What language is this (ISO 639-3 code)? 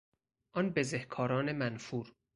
fas